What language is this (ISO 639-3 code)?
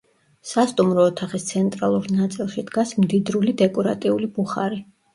kat